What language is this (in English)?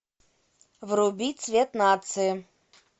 Russian